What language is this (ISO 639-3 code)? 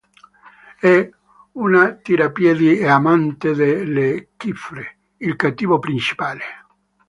ita